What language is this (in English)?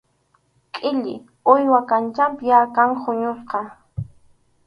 Arequipa-La Unión Quechua